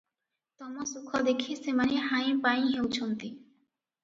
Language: Odia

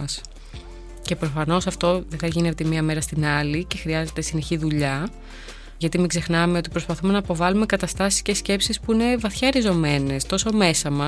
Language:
Greek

